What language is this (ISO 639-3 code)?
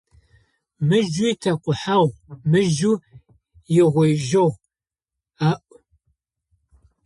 ady